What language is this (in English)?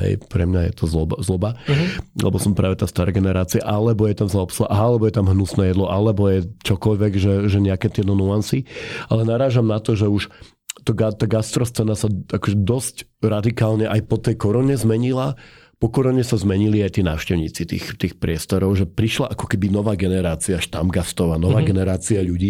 Slovak